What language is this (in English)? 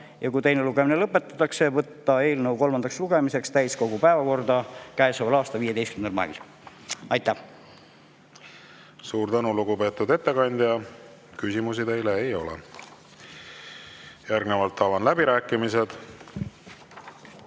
Estonian